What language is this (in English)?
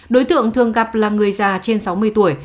Vietnamese